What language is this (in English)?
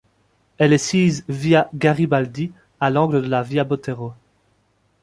French